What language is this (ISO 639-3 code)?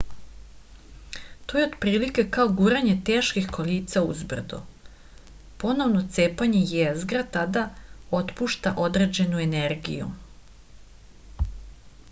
srp